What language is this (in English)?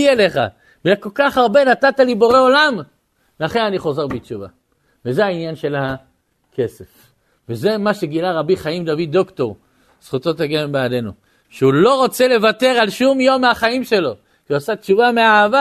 Hebrew